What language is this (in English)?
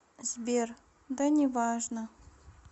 Russian